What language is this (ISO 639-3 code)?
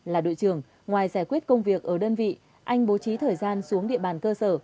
vie